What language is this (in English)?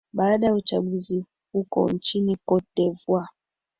Swahili